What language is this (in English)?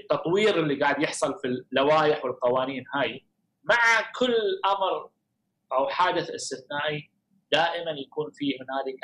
Arabic